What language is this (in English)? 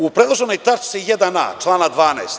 Serbian